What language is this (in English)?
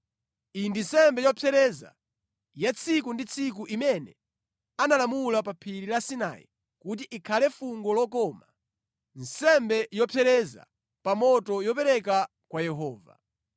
Nyanja